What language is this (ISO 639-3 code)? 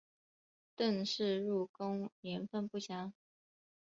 zho